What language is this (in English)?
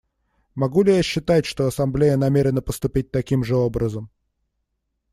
Russian